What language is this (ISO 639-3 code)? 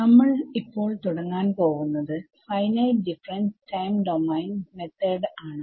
mal